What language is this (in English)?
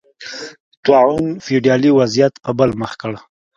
Pashto